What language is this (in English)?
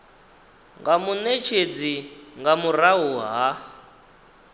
Venda